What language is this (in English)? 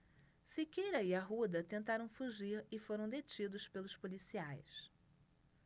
Portuguese